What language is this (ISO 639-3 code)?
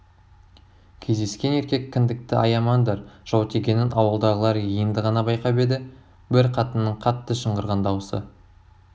kaz